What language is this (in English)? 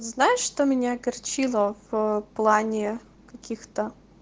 Russian